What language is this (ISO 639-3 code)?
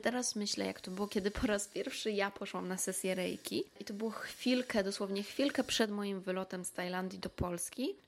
pol